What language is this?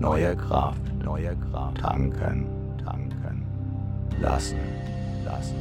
German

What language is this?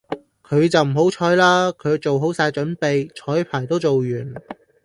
Cantonese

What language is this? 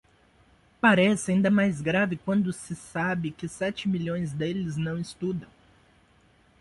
Portuguese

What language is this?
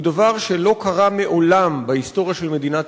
Hebrew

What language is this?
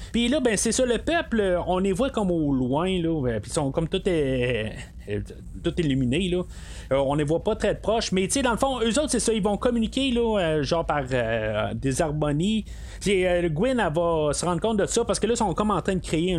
French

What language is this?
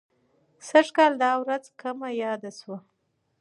Pashto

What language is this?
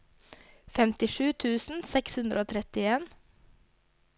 Norwegian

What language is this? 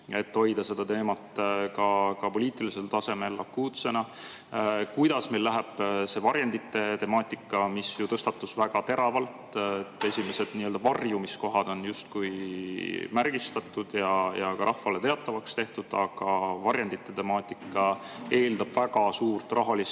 Estonian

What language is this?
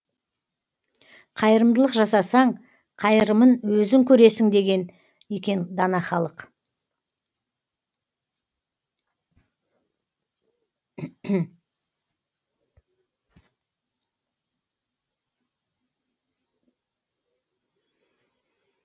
Kazakh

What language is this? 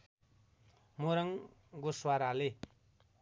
Nepali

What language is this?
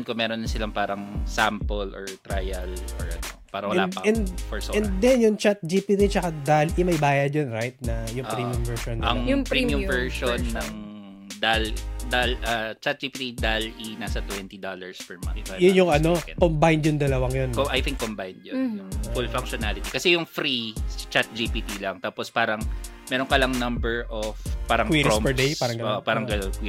Filipino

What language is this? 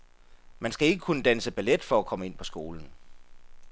Danish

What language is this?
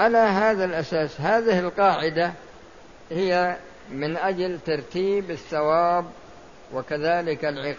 Arabic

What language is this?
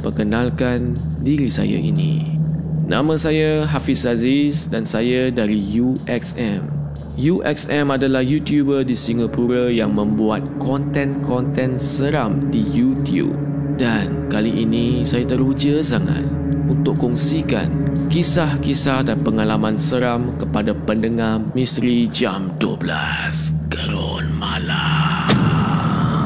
Malay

